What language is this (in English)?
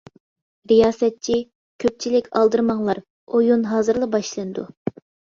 Uyghur